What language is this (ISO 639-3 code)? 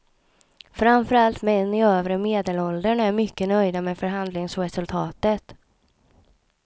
swe